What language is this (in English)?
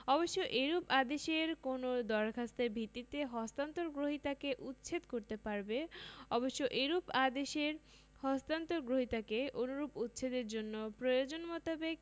Bangla